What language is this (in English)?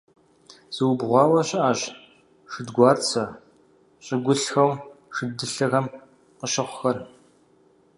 Kabardian